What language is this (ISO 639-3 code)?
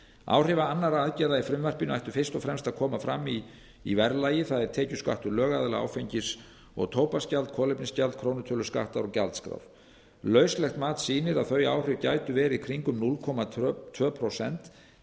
isl